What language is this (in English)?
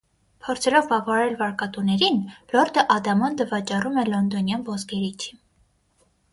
Armenian